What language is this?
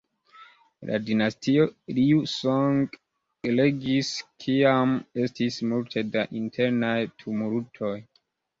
Esperanto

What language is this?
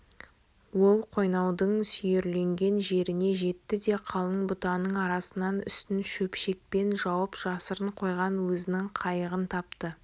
Kazakh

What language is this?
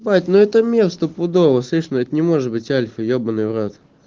Russian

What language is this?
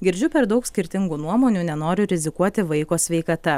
Lithuanian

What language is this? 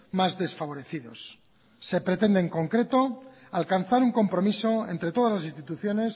Spanish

